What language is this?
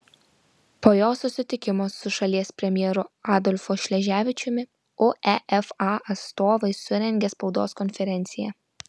Lithuanian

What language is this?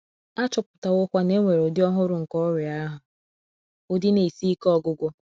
Igbo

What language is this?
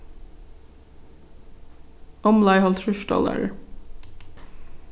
Faroese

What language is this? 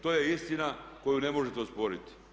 Croatian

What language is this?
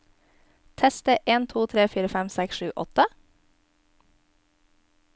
Norwegian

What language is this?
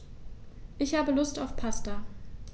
German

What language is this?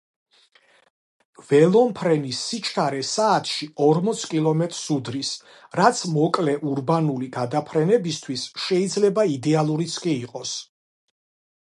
Georgian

